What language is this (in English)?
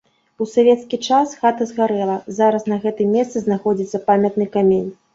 Belarusian